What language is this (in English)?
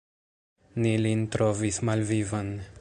Esperanto